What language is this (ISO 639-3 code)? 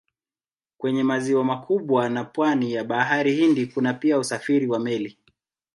swa